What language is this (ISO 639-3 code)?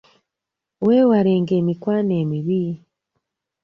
lug